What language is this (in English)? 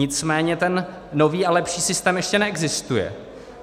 Czech